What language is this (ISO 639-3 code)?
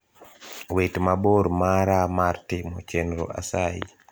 luo